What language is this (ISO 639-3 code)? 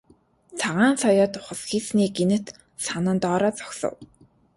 mon